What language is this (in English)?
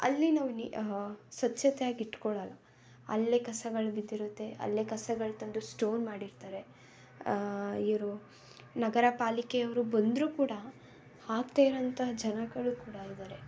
Kannada